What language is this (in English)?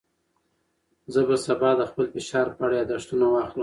Pashto